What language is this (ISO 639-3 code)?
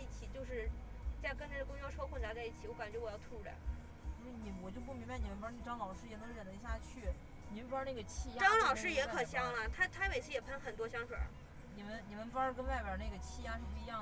zho